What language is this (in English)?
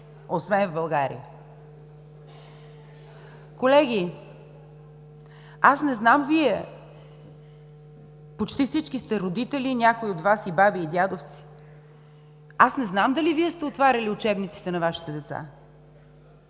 Bulgarian